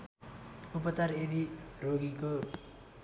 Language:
Nepali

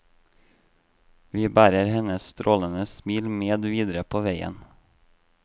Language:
Norwegian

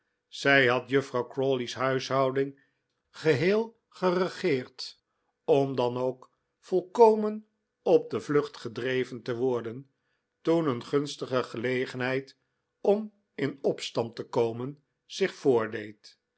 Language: Dutch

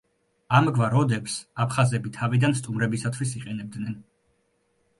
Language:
Georgian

